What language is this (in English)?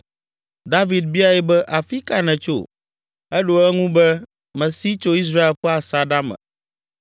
Ewe